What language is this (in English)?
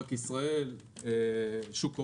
Hebrew